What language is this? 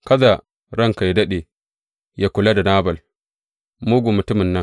Hausa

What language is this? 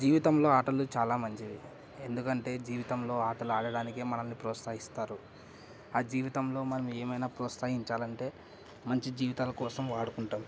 Telugu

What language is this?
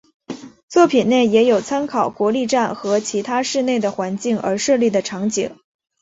Chinese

